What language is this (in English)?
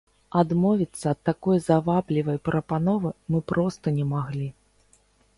Belarusian